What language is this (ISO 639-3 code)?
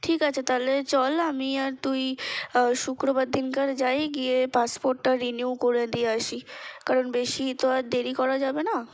ben